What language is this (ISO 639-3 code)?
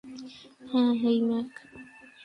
ben